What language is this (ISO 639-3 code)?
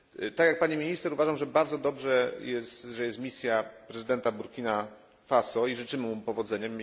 pol